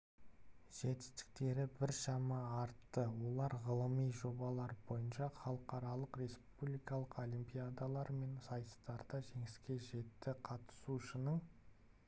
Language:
Kazakh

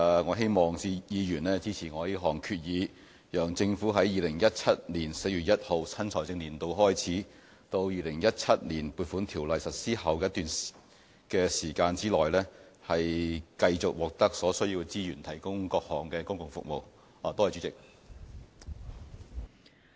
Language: Cantonese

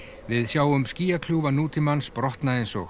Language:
Icelandic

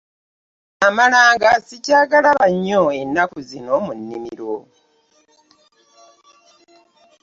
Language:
Ganda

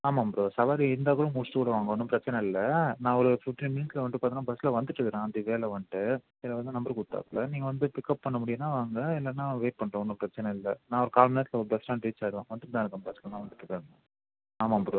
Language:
Tamil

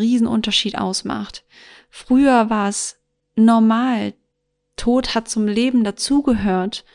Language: German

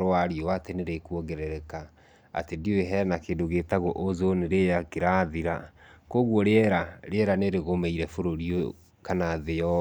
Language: Kikuyu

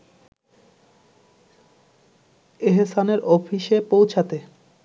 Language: Bangla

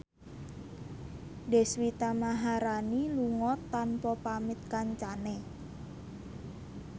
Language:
Javanese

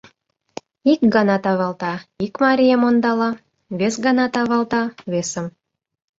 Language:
Mari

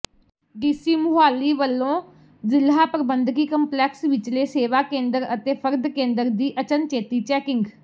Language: Punjabi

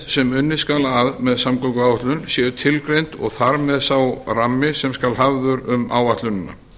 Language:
Icelandic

